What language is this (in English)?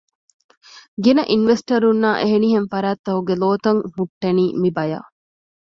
Divehi